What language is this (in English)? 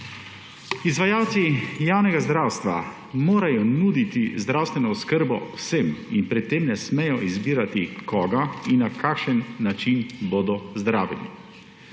Slovenian